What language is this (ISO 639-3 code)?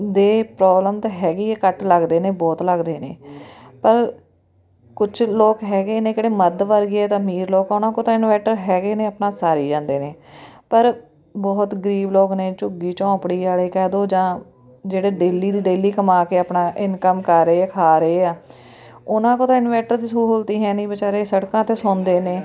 pan